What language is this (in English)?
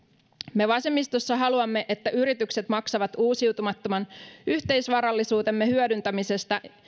Finnish